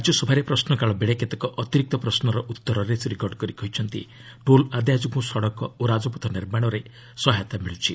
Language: Odia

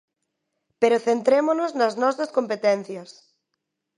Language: Galician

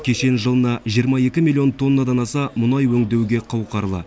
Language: Kazakh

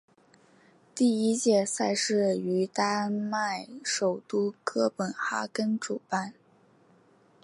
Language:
Chinese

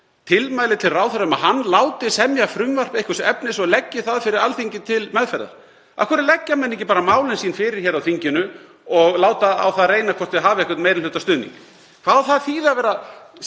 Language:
Icelandic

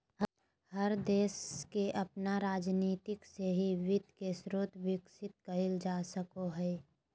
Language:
Magahi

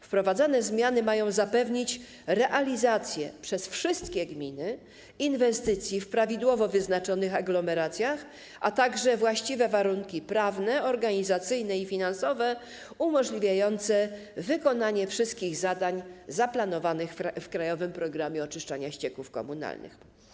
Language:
Polish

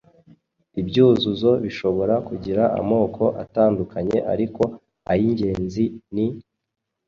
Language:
Kinyarwanda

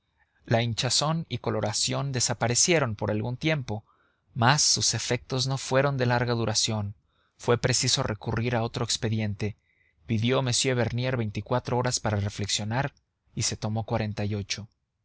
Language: Spanish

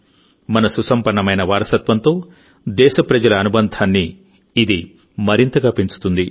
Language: Telugu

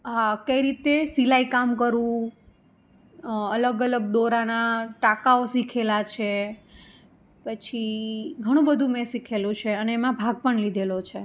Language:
Gujarati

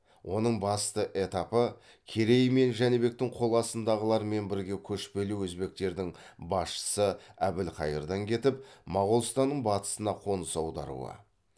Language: Kazakh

